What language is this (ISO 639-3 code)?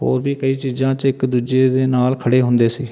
pan